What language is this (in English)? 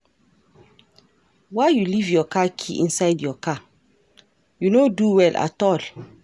Nigerian Pidgin